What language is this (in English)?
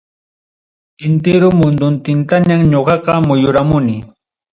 Ayacucho Quechua